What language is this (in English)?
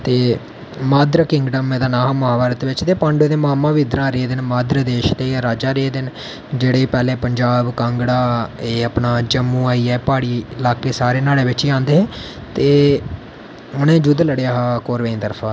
Dogri